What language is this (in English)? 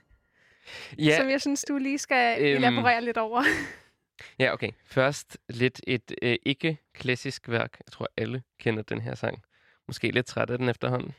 Danish